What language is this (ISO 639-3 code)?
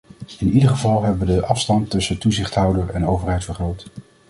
nld